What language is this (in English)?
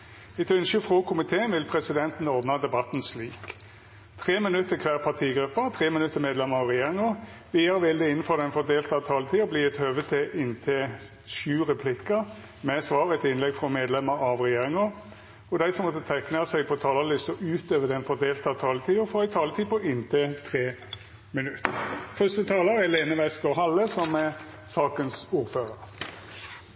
Norwegian